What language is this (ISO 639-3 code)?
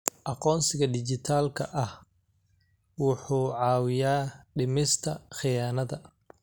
som